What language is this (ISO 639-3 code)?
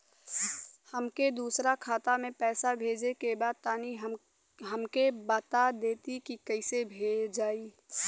bho